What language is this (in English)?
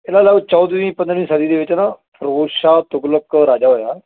Punjabi